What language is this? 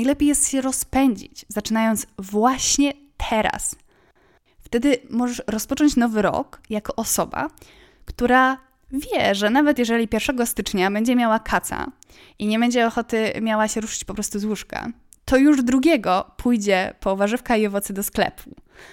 Polish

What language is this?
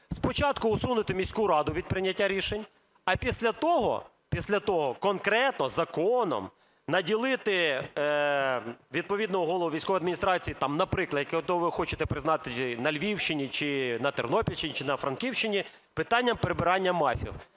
Ukrainian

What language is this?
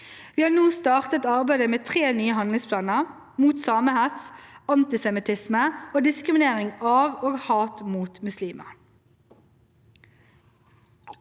Norwegian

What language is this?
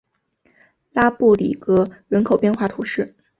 Chinese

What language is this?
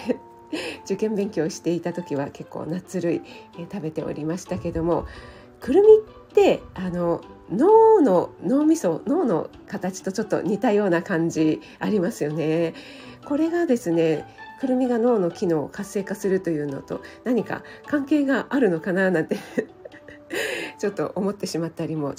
Japanese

